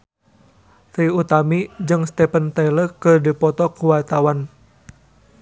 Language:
Sundanese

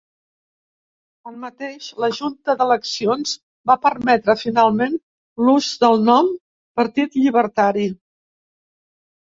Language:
Catalan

